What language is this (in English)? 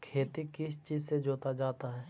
Magahi